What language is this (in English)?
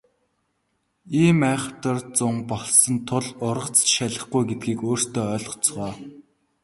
Mongolian